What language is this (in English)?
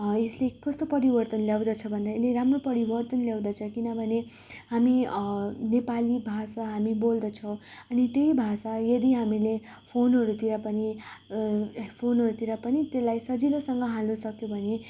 Nepali